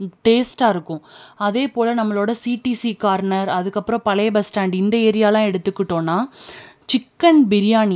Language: Tamil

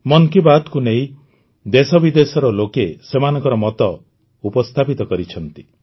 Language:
Odia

